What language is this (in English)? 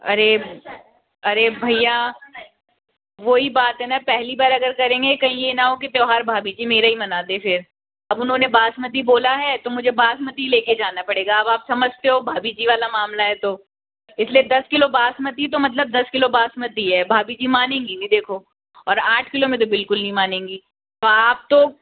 Hindi